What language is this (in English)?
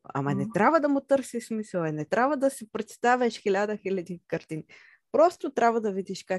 Bulgarian